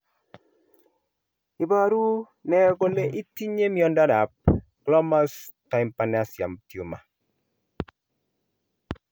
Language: Kalenjin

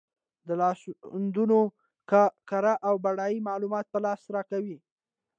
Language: Pashto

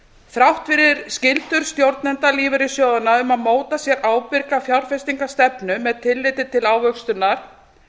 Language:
Icelandic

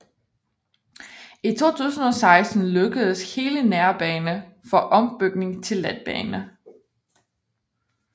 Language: Danish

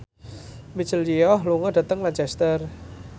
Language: Javanese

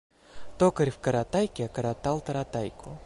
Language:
Russian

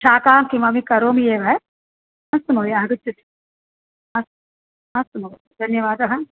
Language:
Sanskrit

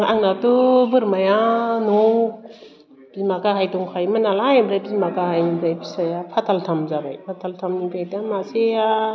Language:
Bodo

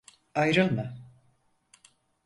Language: Turkish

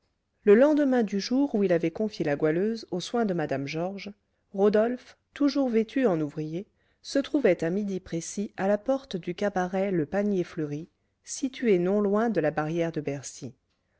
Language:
French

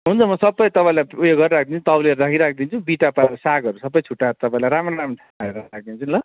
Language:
Nepali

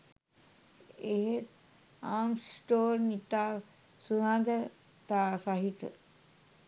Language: Sinhala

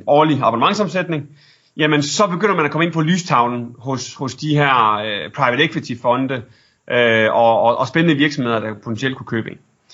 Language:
Danish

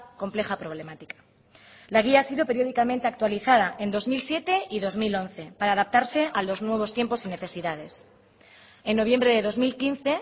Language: Spanish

